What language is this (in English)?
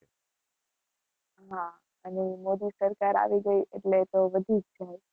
Gujarati